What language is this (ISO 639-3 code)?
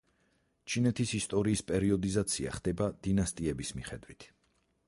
kat